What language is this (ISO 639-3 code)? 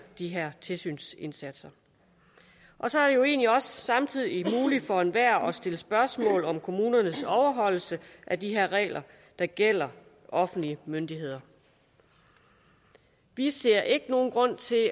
dan